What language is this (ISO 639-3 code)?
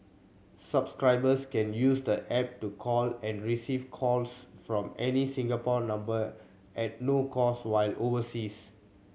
eng